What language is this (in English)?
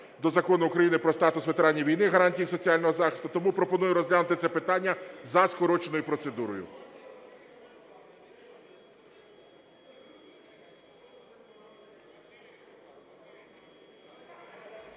Ukrainian